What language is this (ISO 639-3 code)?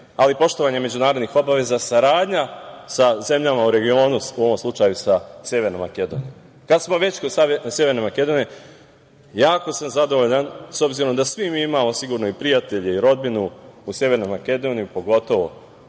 srp